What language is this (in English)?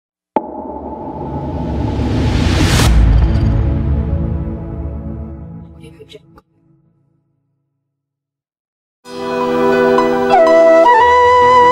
Indonesian